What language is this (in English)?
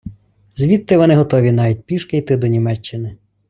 Ukrainian